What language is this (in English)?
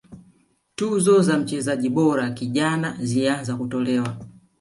Swahili